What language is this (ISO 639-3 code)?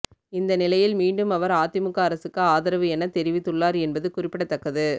tam